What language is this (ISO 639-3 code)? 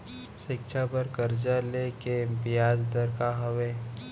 hne